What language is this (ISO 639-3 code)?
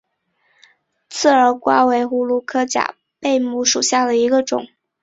zho